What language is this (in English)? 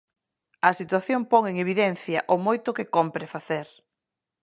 Galician